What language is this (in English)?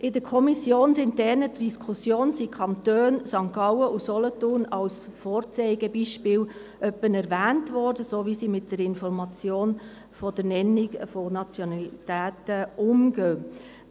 Swiss German